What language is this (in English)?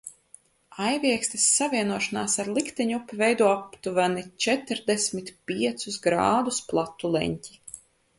Latvian